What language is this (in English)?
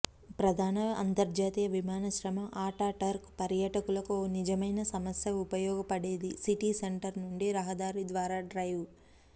Telugu